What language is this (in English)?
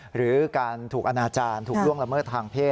Thai